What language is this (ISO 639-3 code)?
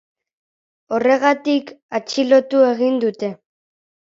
eus